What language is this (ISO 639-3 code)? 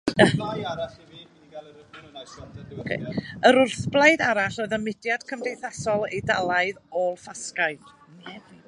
cym